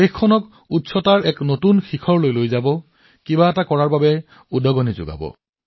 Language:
Assamese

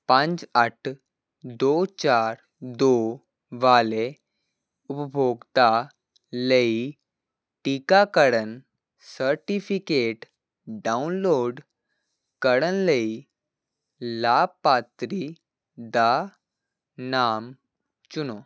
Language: Punjabi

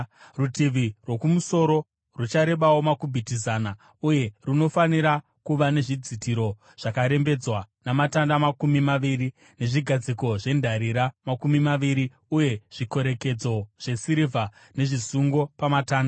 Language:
Shona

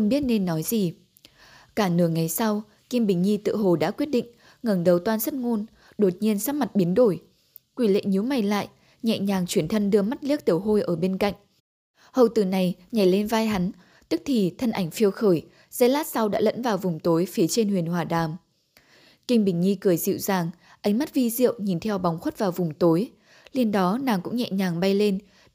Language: Vietnamese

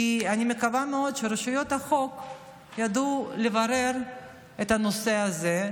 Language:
Hebrew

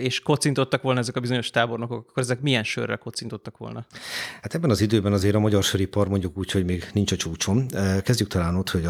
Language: Hungarian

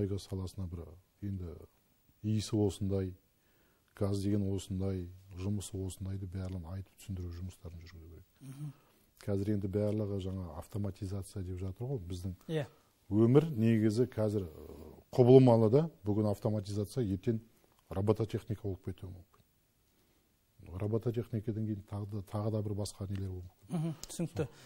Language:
Turkish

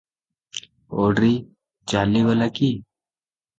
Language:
Odia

